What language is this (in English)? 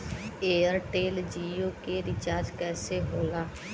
Bhojpuri